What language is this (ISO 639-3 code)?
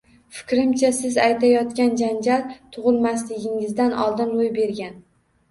uzb